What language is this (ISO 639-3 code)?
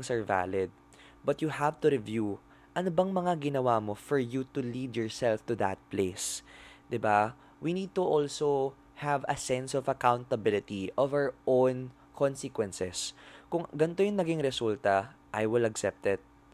fil